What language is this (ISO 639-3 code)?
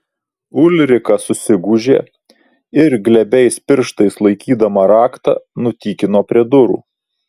lit